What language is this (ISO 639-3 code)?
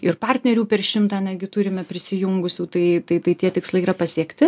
lit